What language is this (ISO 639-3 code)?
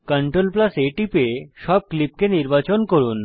ben